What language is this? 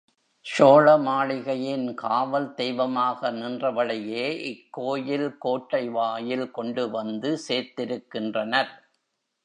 Tamil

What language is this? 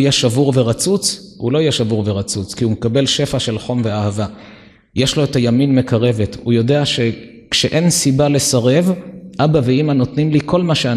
Hebrew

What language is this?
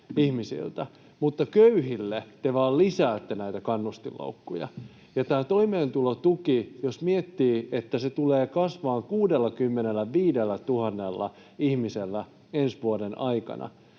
Finnish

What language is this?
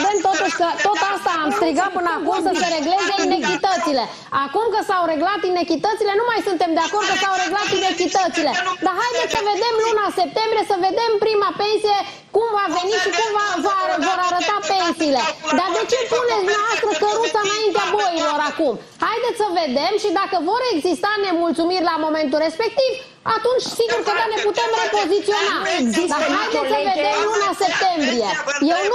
Romanian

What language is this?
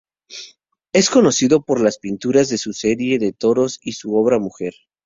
Spanish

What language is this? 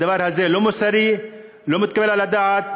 Hebrew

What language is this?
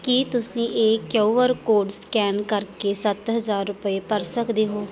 Punjabi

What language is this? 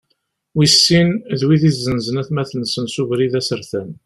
Kabyle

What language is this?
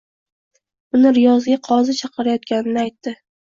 Uzbek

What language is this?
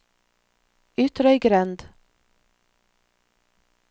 Norwegian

